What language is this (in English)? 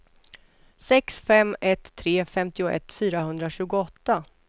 Swedish